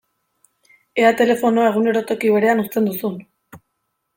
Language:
Basque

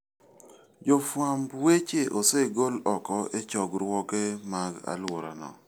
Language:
Luo (Kenya and Tanzania)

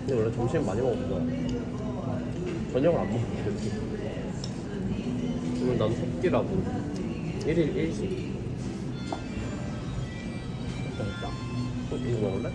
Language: Korean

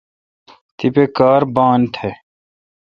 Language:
Kalkoti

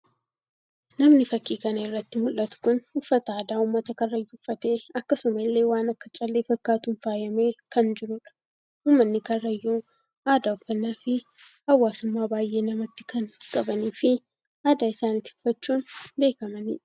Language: Oromo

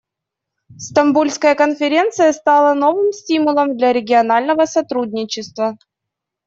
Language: Russian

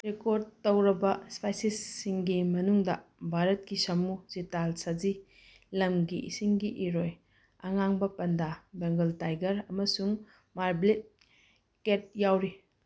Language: Manipuri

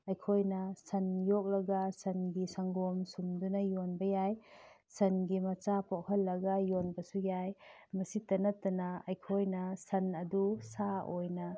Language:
Manipuri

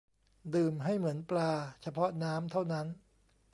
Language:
Thai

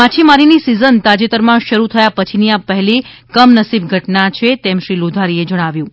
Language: Gujarati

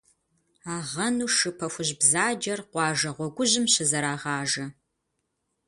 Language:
Kabardian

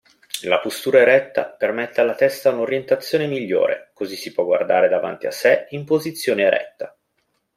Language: Italian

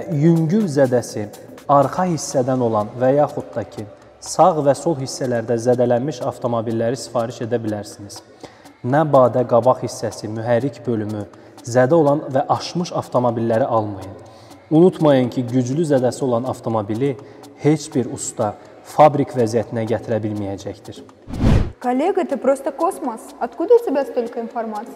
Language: Turkish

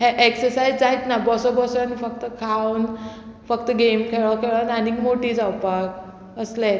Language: Konkani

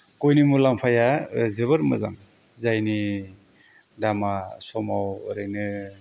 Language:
Bodo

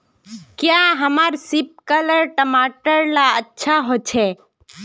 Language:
Magahi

